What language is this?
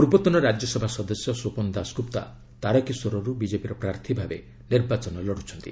Odia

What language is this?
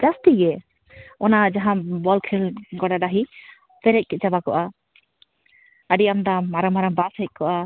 Santali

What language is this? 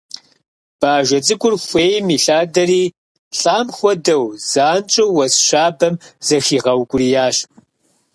Kabardian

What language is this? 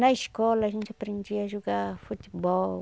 Portuguese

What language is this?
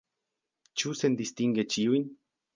Esperanto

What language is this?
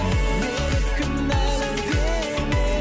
Kazakh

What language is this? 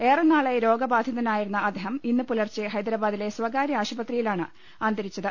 Malayalam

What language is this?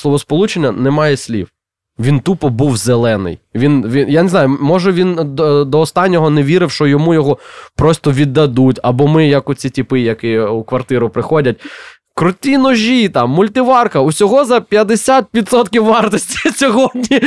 Ukrainian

